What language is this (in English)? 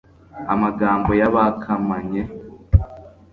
Kinyarwanda